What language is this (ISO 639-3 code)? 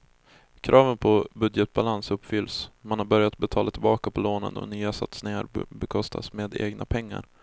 swe